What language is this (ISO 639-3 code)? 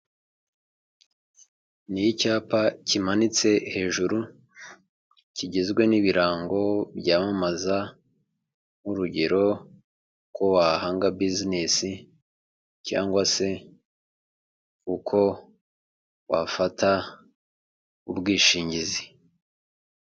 kin